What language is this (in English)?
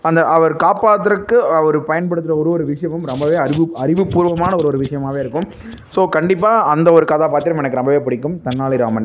Tamil